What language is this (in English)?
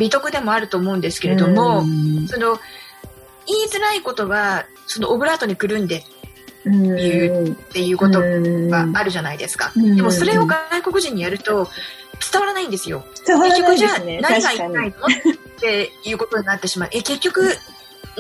Japanese